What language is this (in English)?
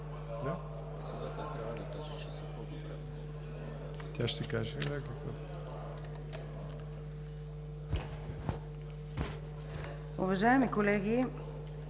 Bulgarian